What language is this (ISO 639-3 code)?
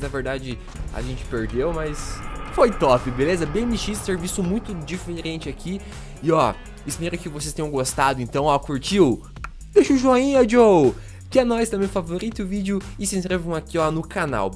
por